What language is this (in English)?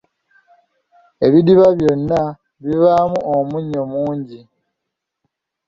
Ganda